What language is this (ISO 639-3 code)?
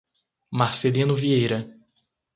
por